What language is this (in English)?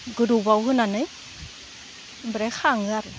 Bodo